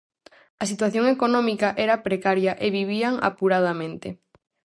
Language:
Galician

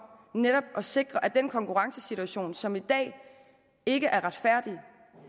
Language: Danish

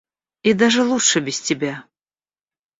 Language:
Russian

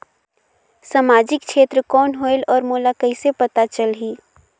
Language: Chhattisgarhi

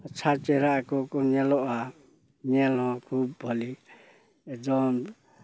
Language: Santali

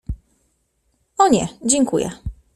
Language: Polish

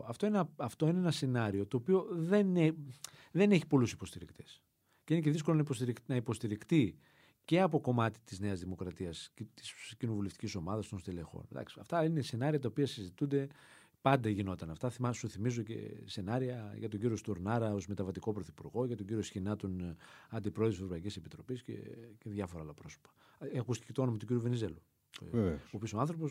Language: Greek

